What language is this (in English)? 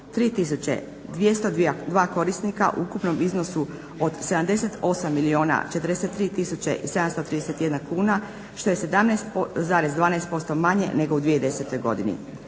Croatian